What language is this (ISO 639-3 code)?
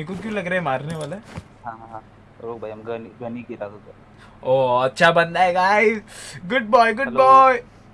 hin